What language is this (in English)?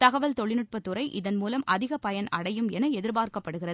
Tamil